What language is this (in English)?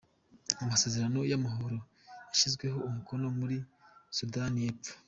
Kinyarwanda